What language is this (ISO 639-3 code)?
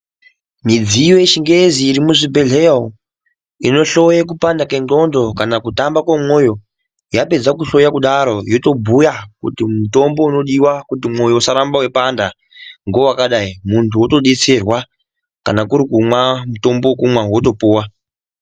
ndc